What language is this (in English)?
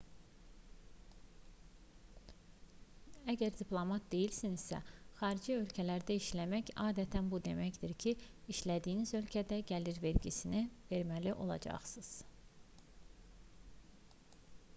Azerbaijani